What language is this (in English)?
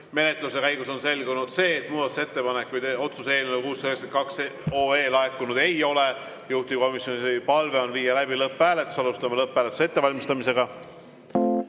Estonian